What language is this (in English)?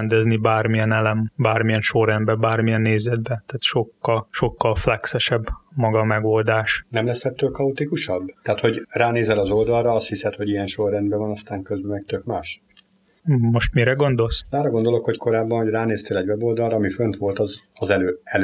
Hungarian